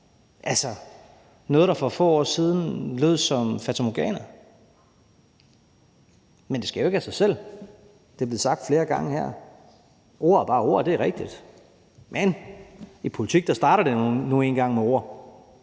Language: Danish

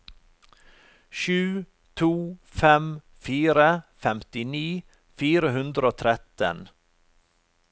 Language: Norwegian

